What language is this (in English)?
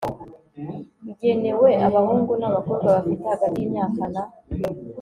Kinyarwanda